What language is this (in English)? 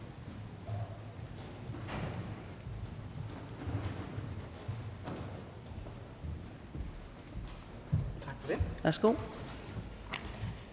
Danish